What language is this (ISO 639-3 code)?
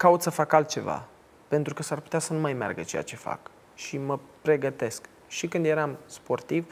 ron